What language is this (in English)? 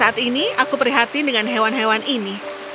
Indonesian